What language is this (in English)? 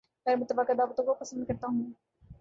Urdu